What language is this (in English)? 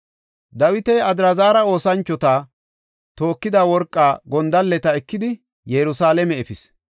Gofa